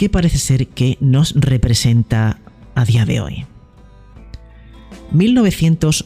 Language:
Spanish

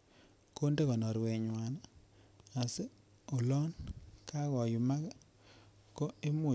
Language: Kalenjin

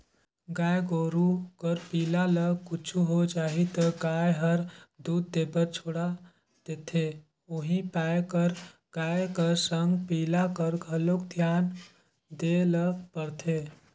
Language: Chhattisgarhi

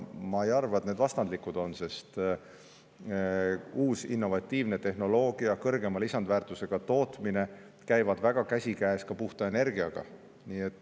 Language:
Estonian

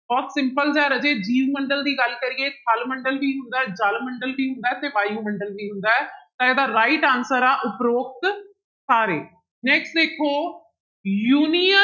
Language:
Punjabi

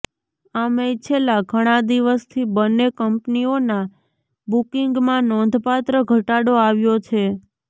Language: Gujarati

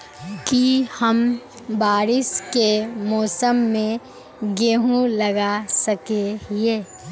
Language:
Magahi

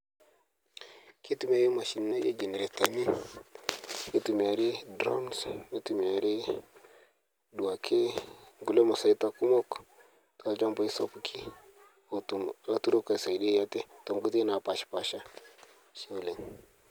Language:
Masai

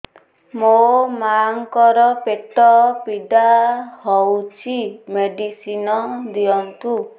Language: Odia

